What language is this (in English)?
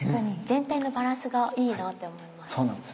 Japanese